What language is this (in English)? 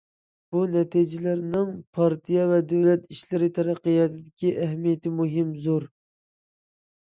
Uyghur